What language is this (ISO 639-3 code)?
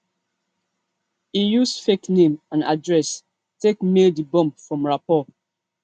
pcm